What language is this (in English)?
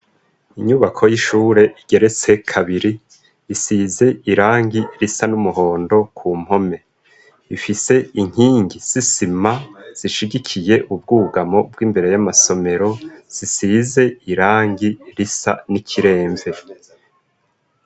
Rundi